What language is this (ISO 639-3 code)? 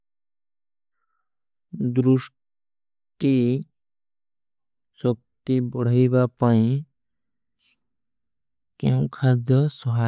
uki